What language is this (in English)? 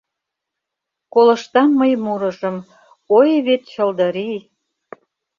Mari